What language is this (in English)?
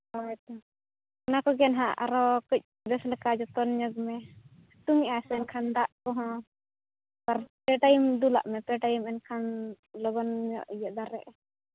Santali